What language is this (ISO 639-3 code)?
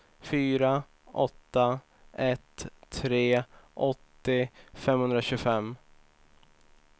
swe